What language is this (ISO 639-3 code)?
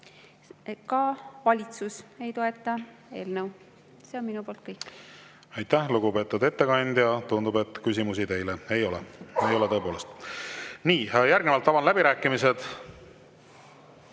est